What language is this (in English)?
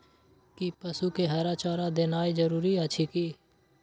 Maithili